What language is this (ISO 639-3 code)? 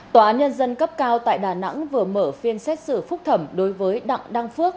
vie